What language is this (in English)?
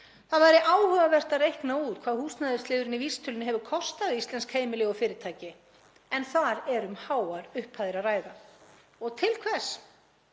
Icelandic